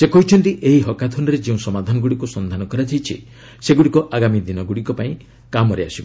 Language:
Odia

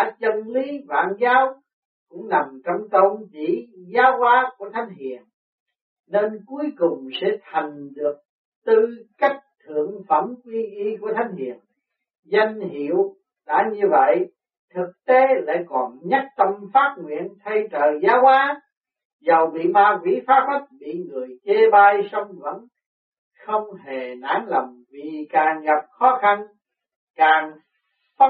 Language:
Vietnamese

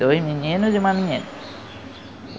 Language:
Portuguese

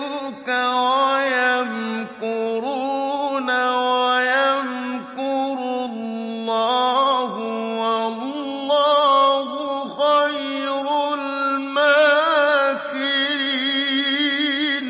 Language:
Arabic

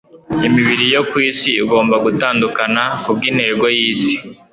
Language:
Kinyarwanda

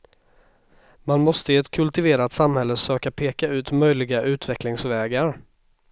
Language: Swedish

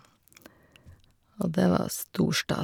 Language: Norwegian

